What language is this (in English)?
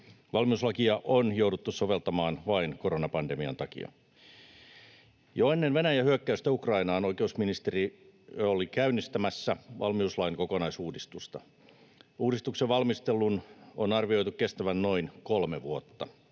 Finnish